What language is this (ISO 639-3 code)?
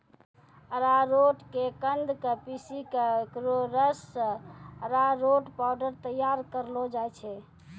mai